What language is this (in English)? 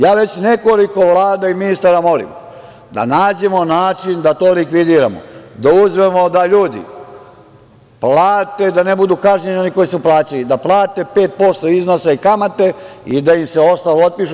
Serbian